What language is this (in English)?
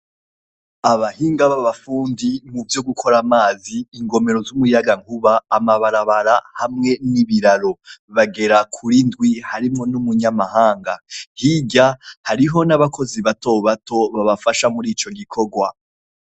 Rundi